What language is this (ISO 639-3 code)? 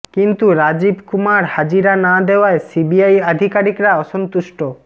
ben